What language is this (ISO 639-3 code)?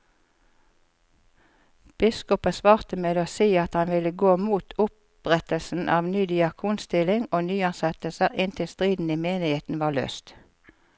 nor